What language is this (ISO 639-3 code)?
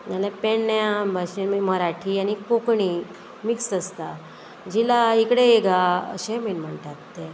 kok